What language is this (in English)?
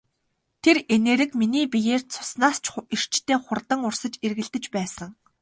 Mongolian